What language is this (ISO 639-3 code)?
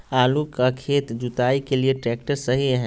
mag